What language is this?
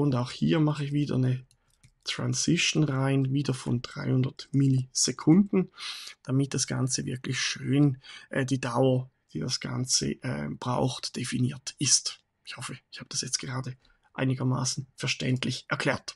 German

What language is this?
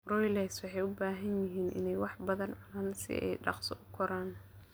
Somali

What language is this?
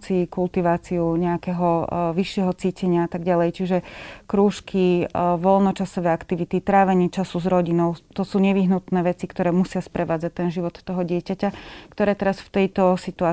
Slovak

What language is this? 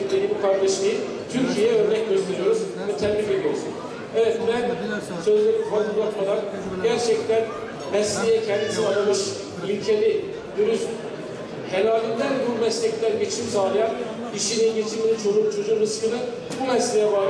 Turkish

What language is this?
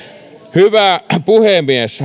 Finnish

